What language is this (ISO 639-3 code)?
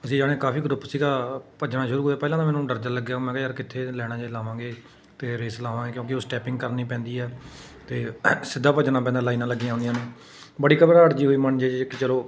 pan